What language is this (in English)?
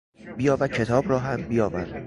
Persian